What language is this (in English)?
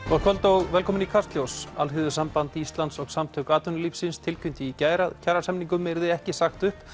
Icelandic